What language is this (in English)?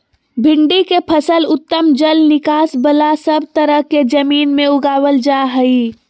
Magahi